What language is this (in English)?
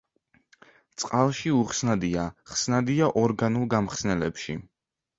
Georgian